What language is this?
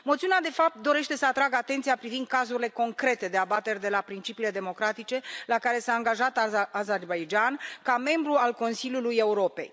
Romanian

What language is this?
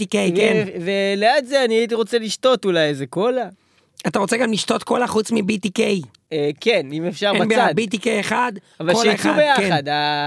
Hebrew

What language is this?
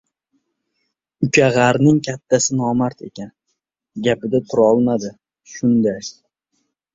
Uzbek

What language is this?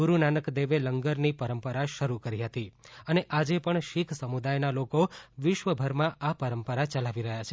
Gujarati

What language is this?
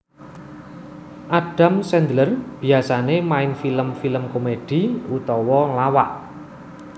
Javanese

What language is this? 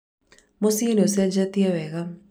Kikuyu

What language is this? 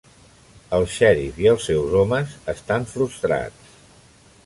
Catalan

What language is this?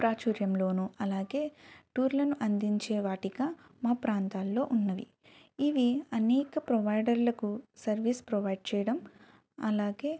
Telugu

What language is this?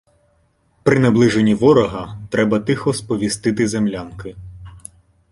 Ukrainian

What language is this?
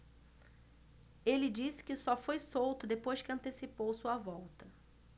Portuguese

